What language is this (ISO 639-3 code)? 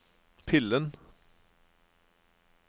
nor